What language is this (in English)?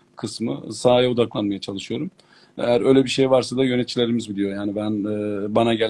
Turkish